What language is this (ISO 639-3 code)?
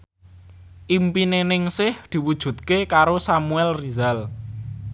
jav